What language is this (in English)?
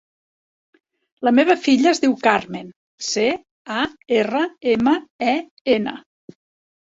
Catalan